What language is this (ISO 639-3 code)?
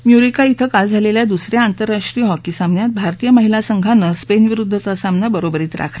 mar